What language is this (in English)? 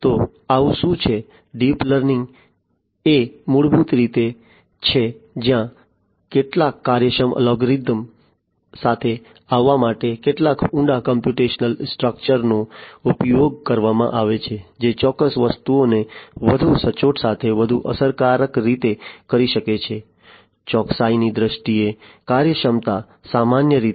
Gujarati